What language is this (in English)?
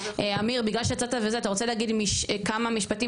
Hebrew